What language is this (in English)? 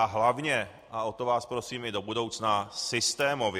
Czech